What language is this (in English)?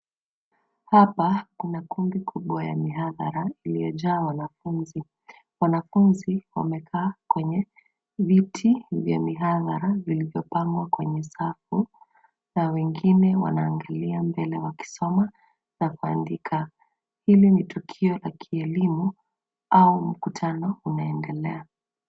Swahili